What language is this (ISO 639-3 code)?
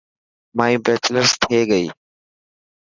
mki